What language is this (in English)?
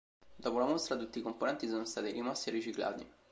Italian